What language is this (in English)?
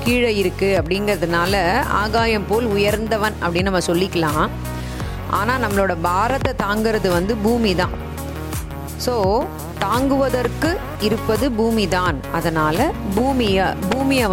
Tamil